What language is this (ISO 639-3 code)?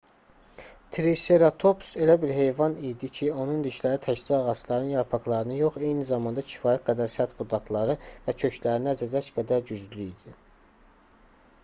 aze